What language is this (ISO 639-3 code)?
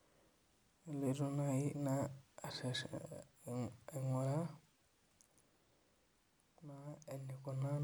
mas